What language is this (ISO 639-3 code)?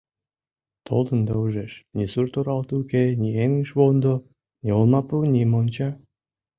chm